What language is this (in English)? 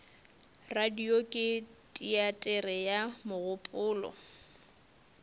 Northern Sotho